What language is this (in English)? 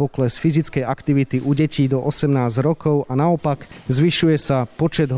Slovak